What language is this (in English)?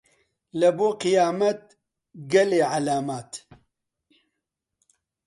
Central Kurdish